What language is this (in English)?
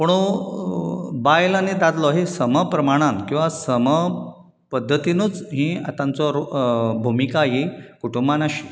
Konkani